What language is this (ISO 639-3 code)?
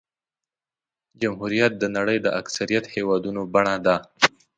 pus